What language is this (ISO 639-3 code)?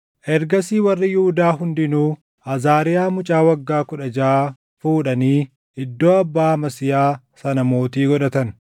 orm